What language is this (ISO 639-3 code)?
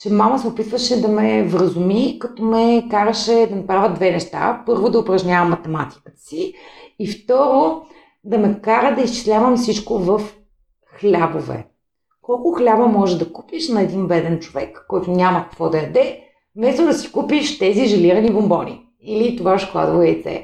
bul